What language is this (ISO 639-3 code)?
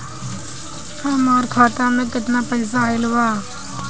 bho